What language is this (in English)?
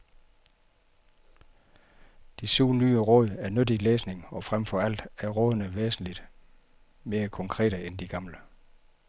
Danish